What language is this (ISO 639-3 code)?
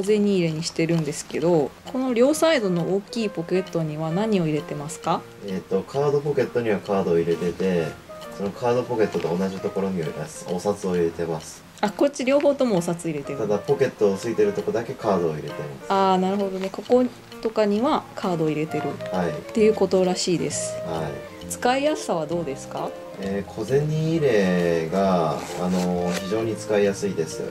jpn